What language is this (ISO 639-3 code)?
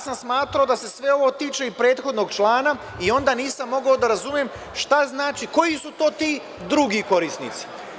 srp